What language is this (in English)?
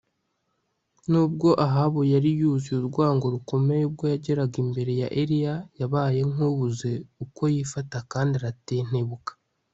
Kinyarwanda